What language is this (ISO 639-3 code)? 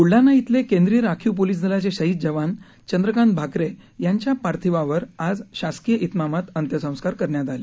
mar